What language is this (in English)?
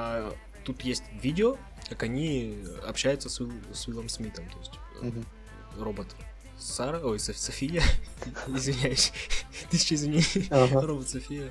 Russian